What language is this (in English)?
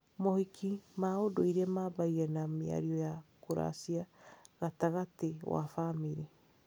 Kikuyu